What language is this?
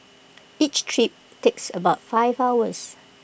English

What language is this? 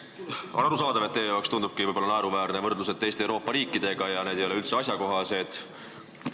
Estonian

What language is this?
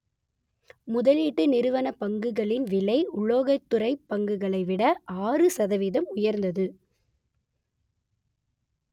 Tamil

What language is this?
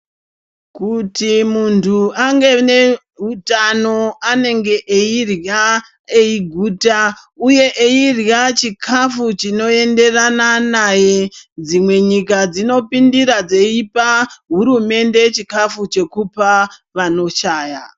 Ndau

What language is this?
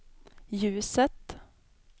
Swedish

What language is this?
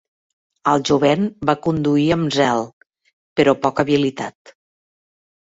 Catalan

